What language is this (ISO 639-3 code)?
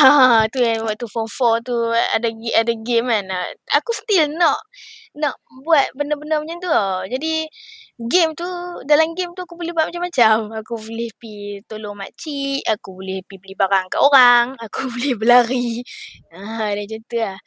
msa